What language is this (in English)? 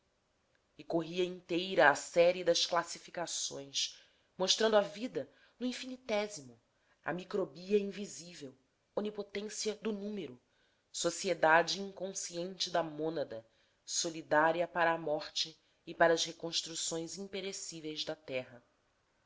Portuguese